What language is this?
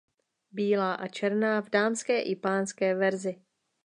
Czech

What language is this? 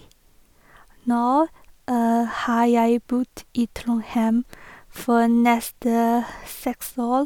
Norwegian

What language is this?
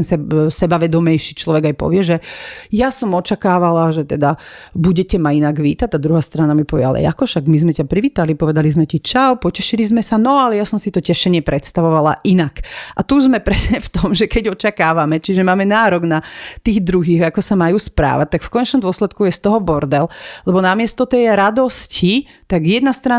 Slovak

